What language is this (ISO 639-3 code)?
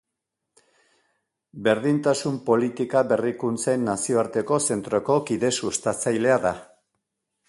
eus